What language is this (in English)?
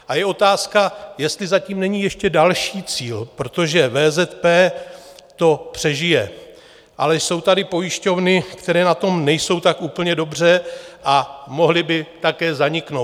Czech